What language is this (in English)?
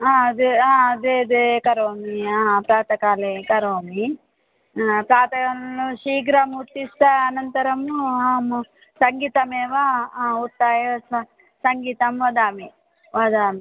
Sanskrit